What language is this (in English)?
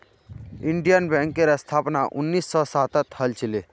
Magahi